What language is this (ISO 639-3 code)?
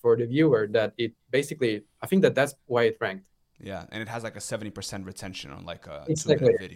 eng